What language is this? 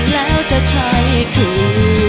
Thai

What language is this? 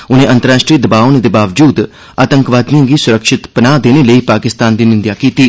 Dogri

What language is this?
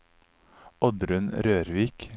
Norwegian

